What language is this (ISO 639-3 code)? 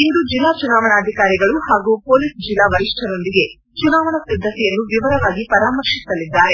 kan